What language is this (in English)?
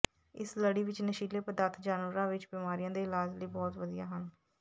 Punjabi